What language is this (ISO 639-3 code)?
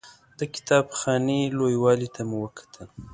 pus